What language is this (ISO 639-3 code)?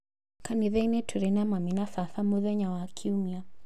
kik